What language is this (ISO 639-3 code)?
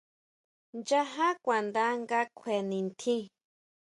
mau